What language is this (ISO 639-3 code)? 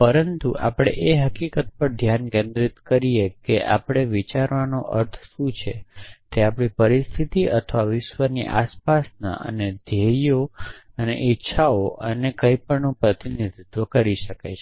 guj